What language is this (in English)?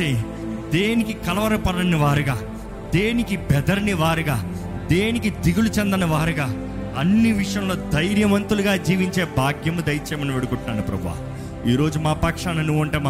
Telugu